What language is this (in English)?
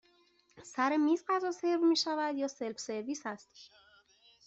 Persian